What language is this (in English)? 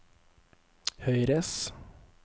Norwegian